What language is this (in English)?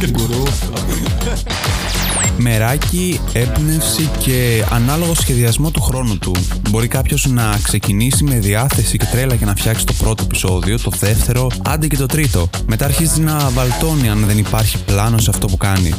Greek